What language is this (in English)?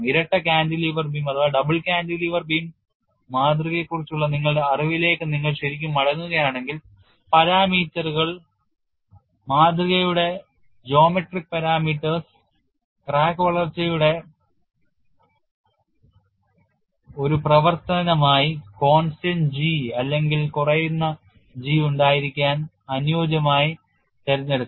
Malayalam